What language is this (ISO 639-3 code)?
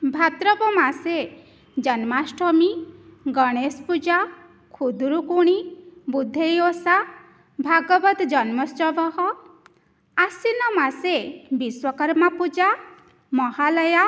san